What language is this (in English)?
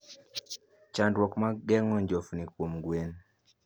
Luo (Kenya and Tanzania)